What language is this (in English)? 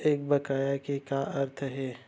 Chhattisgarhi